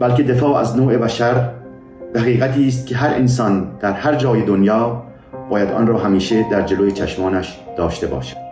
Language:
Persian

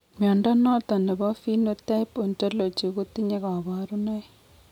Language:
Kalenjin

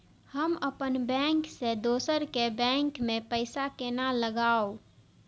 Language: Maithili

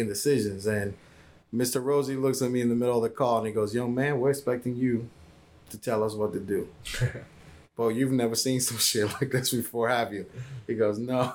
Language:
English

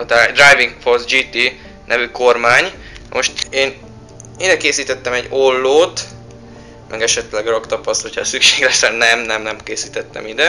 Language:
Hungarian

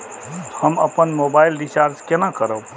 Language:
Maithili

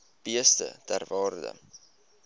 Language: Afrikaans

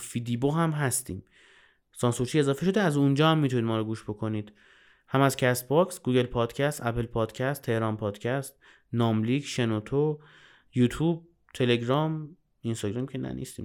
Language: Persian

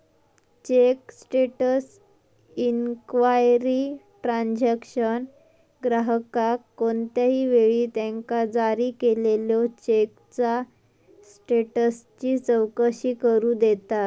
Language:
Marathi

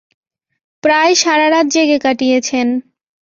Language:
Bangla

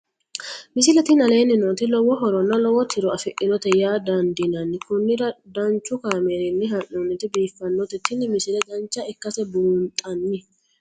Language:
Sidamo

